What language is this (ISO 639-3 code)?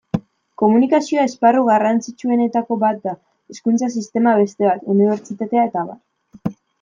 eus